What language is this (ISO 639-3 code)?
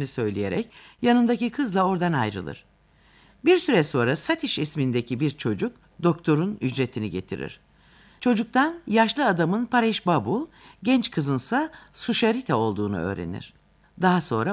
tur